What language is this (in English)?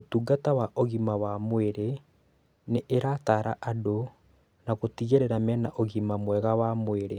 Kikuyu